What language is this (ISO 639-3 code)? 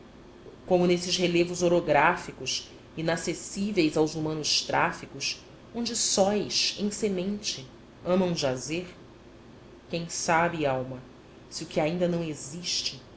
por